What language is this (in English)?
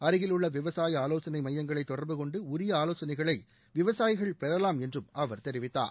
Tamil